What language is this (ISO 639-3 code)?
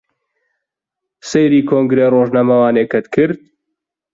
ckb